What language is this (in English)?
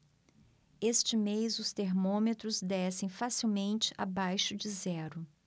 Portuguese